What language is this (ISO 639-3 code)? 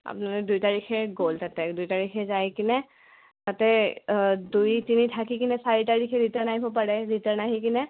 asm